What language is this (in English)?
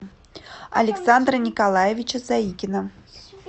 Russian